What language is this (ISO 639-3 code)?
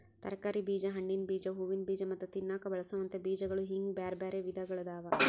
kan